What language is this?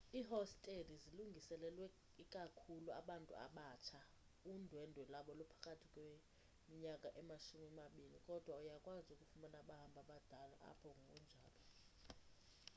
Xhosa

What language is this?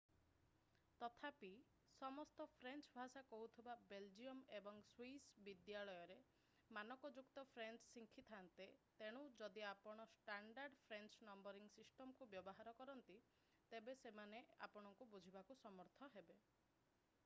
Odia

